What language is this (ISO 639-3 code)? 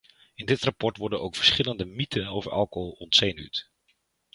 nld